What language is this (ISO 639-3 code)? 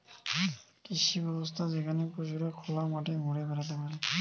ben